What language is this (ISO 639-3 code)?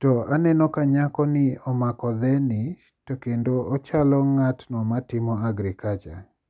luo